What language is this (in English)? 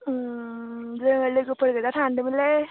Bodo